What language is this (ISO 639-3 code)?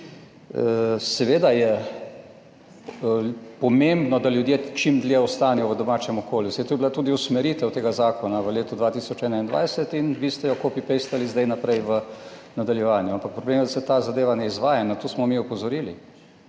slv